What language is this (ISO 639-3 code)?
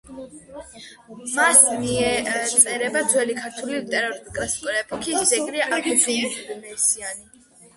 kat